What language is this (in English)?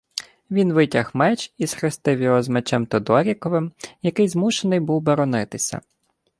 Ukrainian